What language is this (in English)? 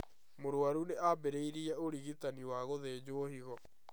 Kikuyu